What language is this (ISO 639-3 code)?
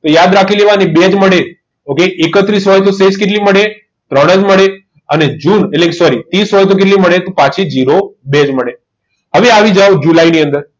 guj